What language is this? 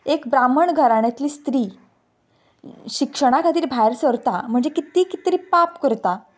Konkani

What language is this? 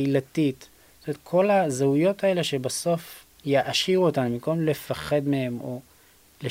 Hebrew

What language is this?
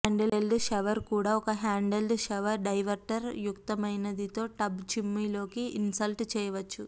Telugu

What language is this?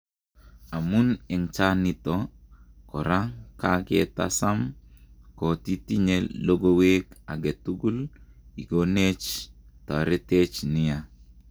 Kalenjin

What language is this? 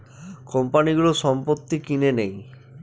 Bangla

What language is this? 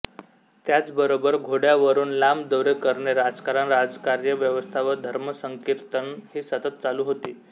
Marathi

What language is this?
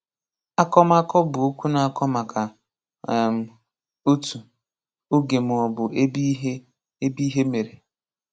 Igbo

